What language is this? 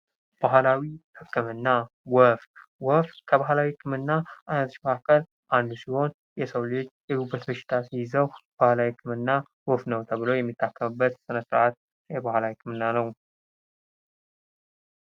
Amharic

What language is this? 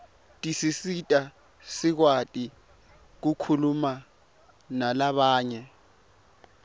Swati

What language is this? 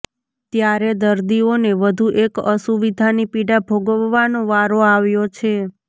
Gujarati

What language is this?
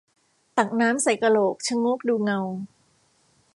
Thai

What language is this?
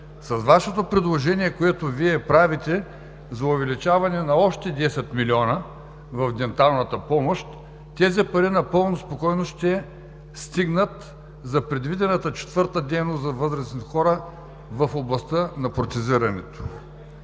Bulgarian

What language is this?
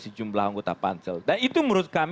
Indonesian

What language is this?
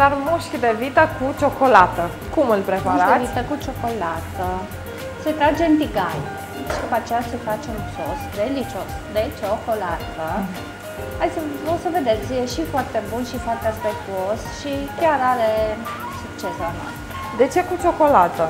Romanian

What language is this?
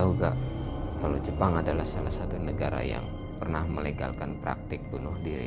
Indonesian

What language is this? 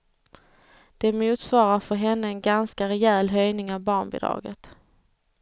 Swedish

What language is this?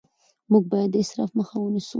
Pashto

